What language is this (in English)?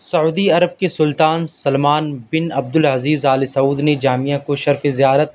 Urdu